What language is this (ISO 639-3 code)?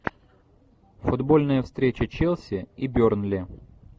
rus